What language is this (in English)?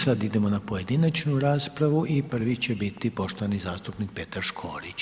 Croatian